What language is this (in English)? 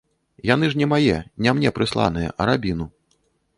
Belarusian